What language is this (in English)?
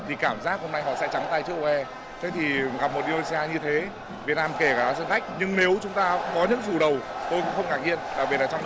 Vietnamese